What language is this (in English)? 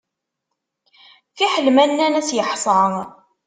Kabyle